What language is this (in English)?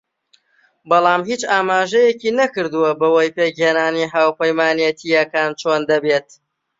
Central Kurdish